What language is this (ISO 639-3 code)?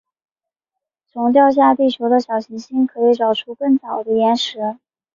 zho